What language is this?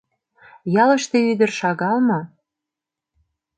Mari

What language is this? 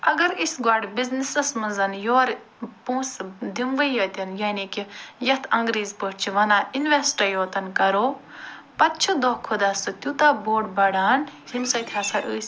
Kashmiri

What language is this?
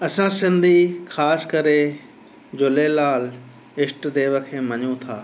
Sindhi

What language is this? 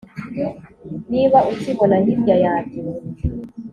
Kinyarwanda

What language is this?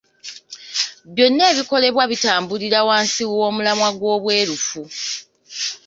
Ganda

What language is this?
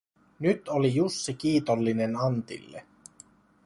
Finnish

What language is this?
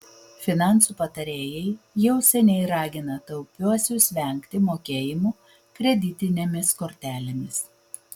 Lithuanian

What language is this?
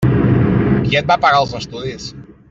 Catalan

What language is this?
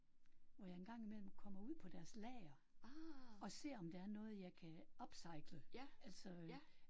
Danish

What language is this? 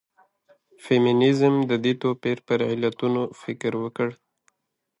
Pashto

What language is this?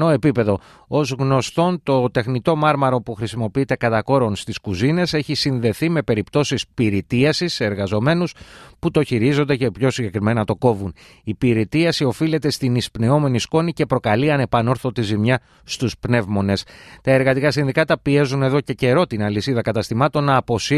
Greek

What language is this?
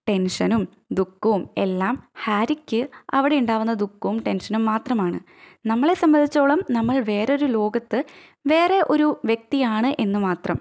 Malayalam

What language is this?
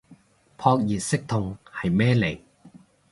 Cantonese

